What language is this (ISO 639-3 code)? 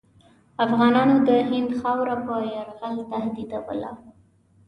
pus